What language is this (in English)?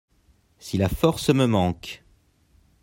French